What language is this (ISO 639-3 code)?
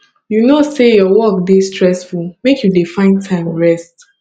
pcm